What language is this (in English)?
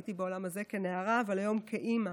Hebrew